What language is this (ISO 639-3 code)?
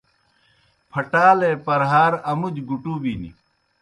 plk